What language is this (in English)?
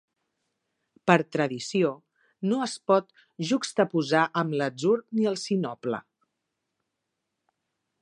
Catalan